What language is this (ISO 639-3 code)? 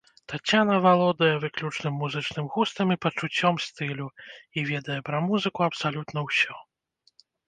bel